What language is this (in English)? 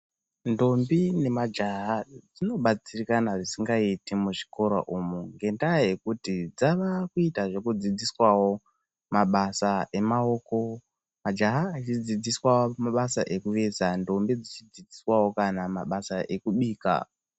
Ndau